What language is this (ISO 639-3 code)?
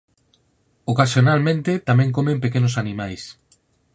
glg